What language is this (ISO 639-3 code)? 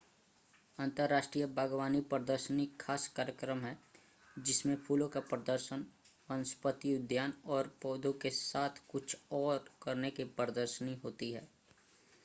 hin